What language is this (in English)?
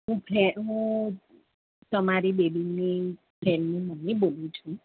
Gujarati